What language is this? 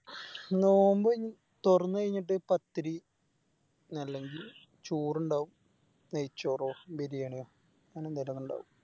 Malayalam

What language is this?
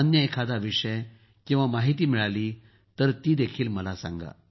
Marathi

